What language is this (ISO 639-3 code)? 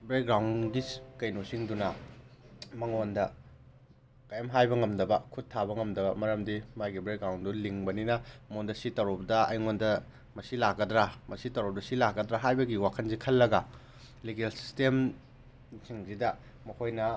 mni